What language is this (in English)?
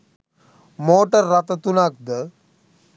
Sinhala